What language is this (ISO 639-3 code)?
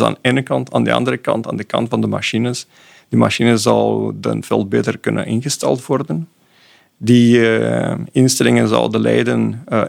nld